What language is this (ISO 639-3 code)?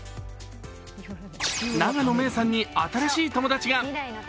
jpn